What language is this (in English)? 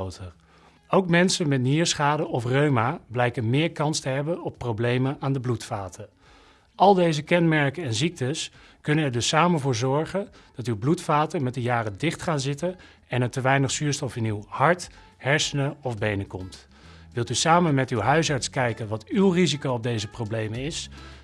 Dutch